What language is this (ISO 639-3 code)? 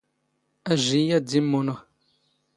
zgh